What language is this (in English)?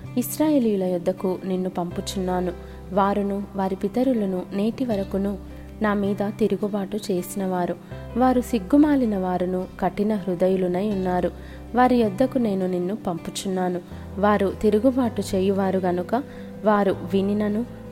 Telugu